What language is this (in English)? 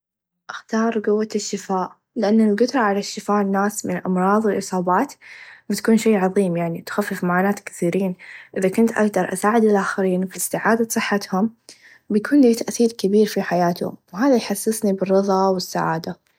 Najdi Arabic